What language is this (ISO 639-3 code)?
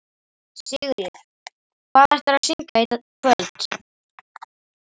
isl